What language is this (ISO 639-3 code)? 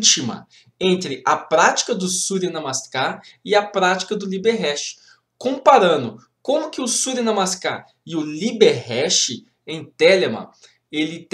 por